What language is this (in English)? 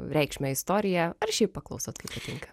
Lithuanian